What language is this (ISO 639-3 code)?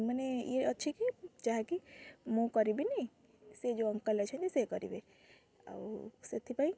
ori